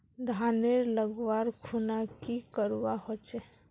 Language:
Magahi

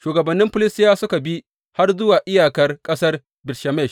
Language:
Hausa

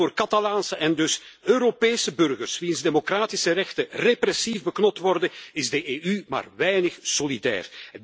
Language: Dutch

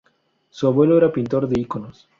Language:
Spanish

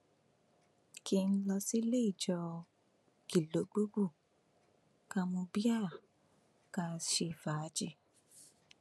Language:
Yoruba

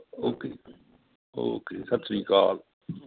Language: Punjabi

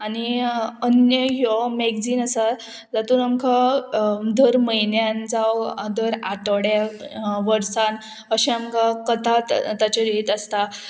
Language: Konkani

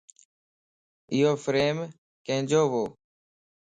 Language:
Lasi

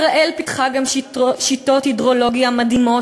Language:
Hebrew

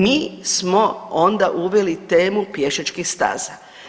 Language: Croatian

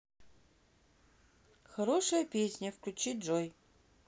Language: Russian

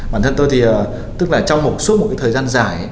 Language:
Vietnamese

